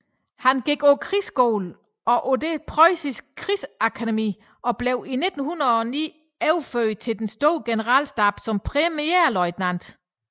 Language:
Danish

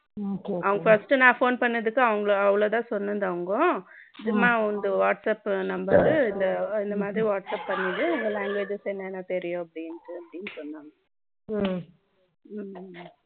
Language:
Tamil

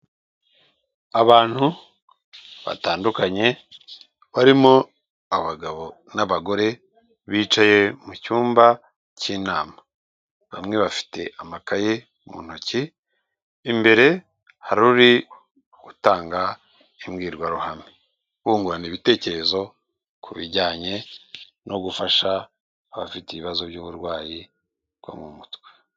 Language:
Kinyarwanda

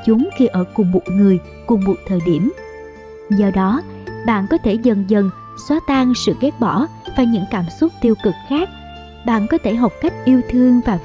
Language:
Vietnamese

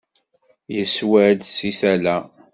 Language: Kabyle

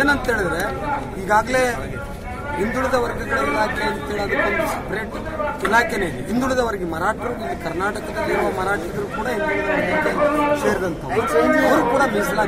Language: Kannada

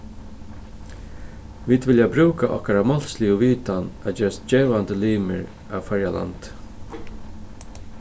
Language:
Faroese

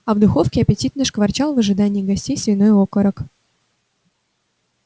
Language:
Russian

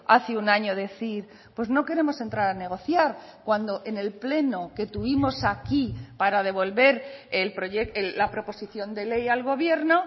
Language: Spanish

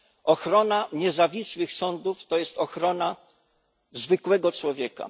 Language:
Polish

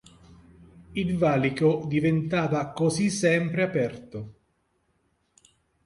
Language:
Italian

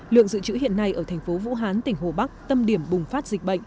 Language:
Vietnamese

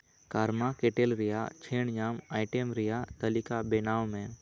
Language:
Santali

